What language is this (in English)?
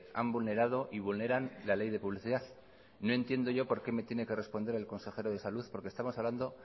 Spanish